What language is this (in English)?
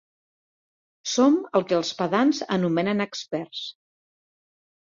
Catalan